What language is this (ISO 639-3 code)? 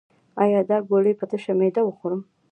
pus